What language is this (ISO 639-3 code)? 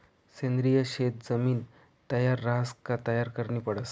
mar